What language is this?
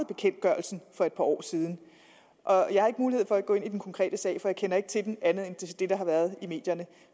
Danish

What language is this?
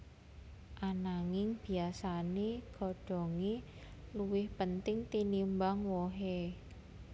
Javanese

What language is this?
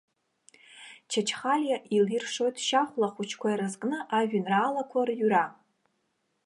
Abkhazian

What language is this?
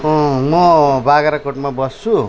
Nepali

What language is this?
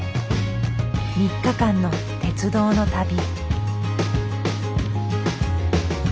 Japanese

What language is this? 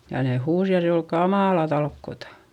Finnish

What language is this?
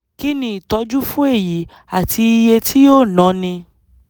Yoruba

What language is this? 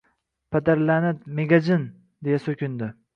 Uzbek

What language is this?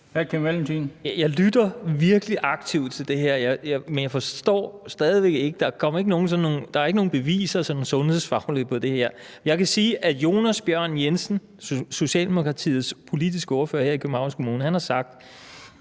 Danish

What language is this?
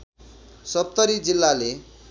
Nepali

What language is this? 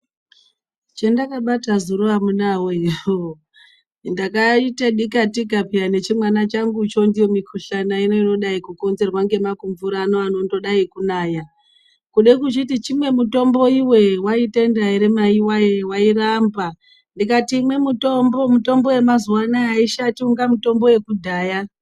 Ndau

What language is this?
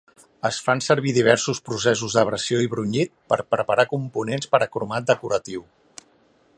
Catalan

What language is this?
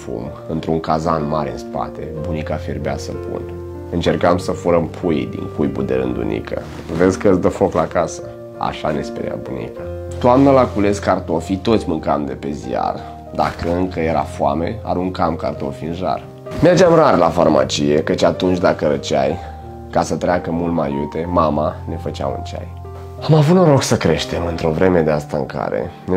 Romanian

